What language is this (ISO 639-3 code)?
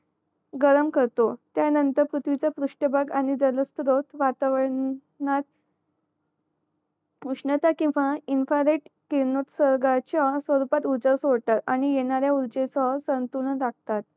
mar